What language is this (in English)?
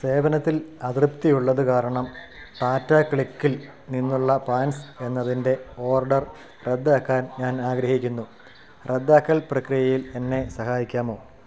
Malayalam